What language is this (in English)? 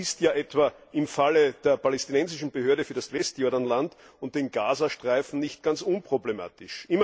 German